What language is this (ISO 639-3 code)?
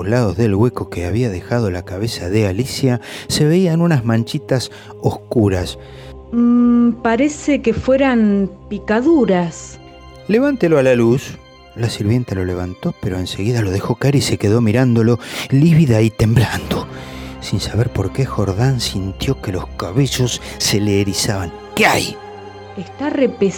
spa